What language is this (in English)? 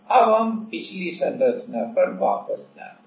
Hindi